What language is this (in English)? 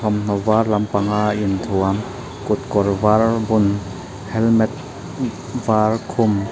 Mizo